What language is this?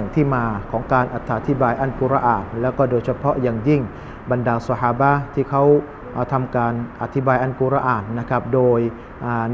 Thai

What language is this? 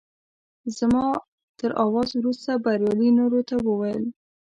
Pashto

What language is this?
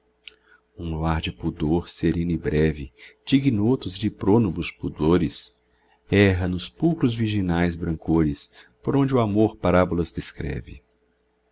Portuguese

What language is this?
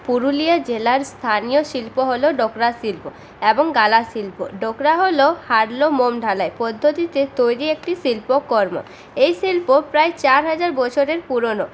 Bangla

